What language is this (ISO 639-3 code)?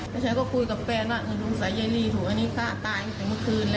tha